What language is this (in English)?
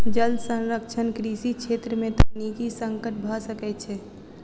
Maithili